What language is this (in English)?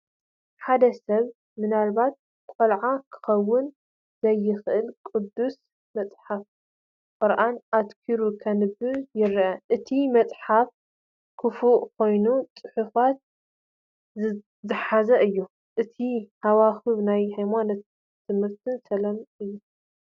Tigrinya